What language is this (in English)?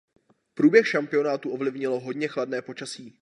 Czech